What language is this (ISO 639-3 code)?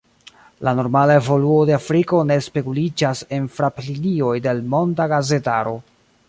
epo